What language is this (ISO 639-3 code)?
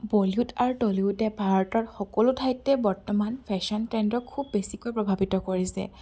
asm